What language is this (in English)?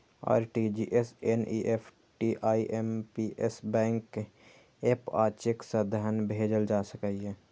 Maithili